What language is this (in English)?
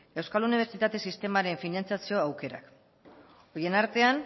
Basque